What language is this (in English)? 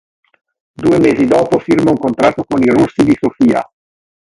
Italian